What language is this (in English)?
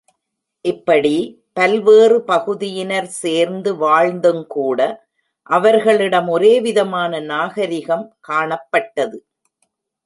Tamil